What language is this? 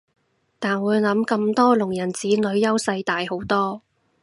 Cantonese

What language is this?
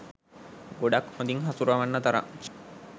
Sinhala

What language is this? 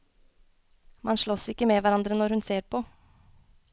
Norwegian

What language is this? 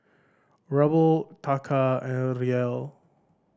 English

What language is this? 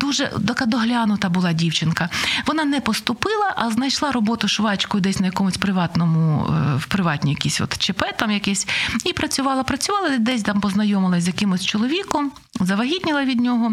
Ukrainian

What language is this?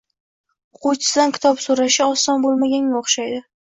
Uzbek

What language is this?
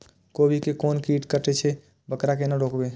Maithili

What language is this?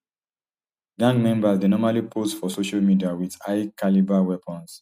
Nigerian Pidgin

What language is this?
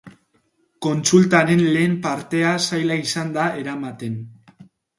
Basque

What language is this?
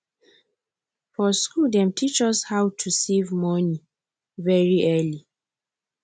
Nigerian Pidgin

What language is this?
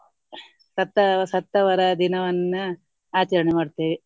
Kannada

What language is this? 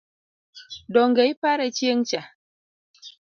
Luo (Kenya and Tanzania)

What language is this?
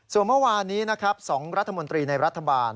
Thai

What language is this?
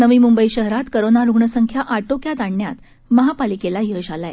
Marathi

